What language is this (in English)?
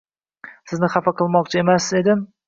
Uzbek